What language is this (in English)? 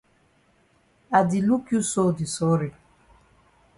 Cameroon Pidgin